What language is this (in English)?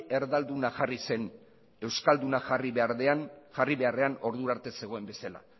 Basque